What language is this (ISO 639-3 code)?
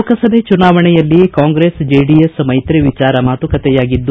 kan